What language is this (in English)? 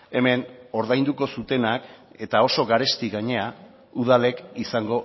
Basque